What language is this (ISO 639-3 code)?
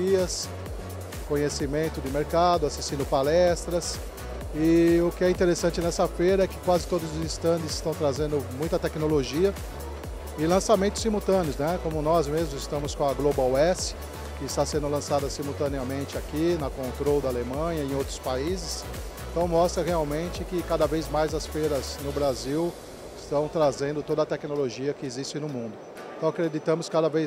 por